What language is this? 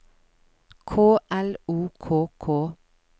Norwegian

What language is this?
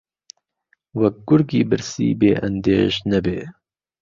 Central Kurdish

